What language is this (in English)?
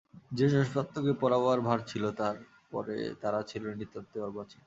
Bangla